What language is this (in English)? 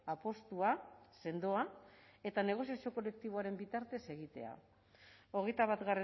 Basque